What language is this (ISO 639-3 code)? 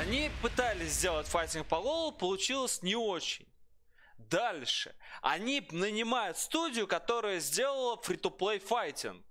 rus